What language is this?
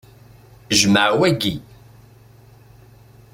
Kabyle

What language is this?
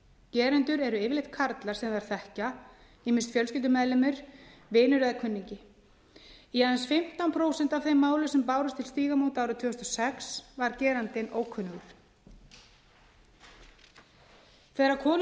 Icelandic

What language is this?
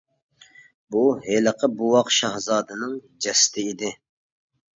Uyghur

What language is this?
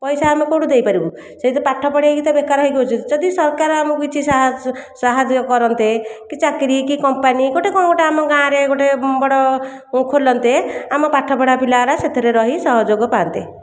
Odia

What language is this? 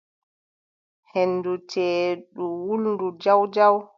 Adamawa Fulfulde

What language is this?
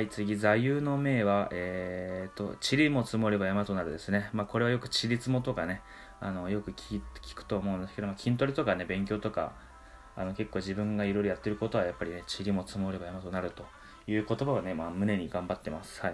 Japanese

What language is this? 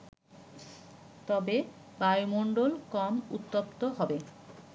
Bangla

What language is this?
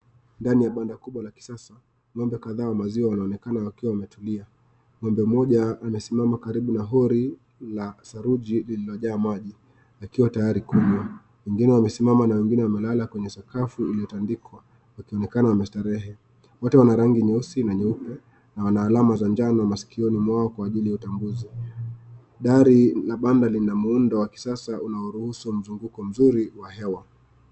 Swahili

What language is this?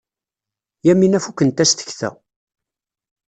Kabyle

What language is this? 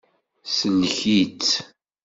Kabyle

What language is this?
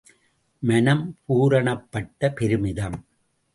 Tamil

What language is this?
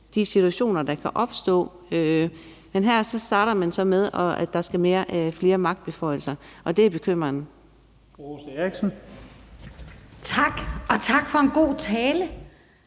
Danish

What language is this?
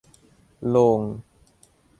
Thai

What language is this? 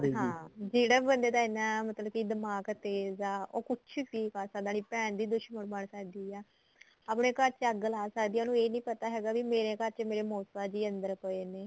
Punjabi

